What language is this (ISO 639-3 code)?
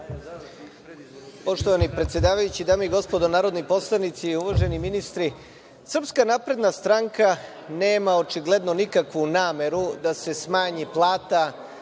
srp